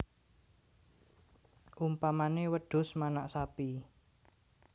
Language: Javanese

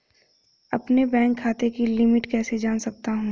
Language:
Hindi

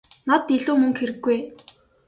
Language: Mongolian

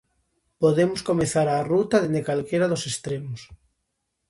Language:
Galician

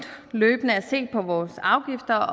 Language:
Danish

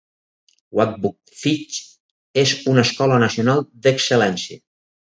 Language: Catalan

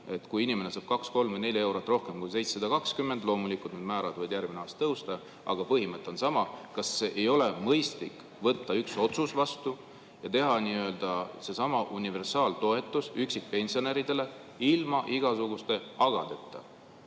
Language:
Estonian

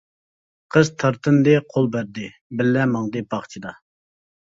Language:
Uyghur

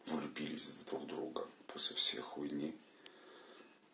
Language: Russian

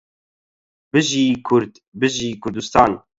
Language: Central Kurdish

